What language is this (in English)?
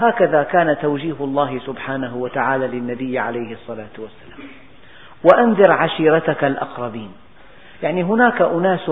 Arabic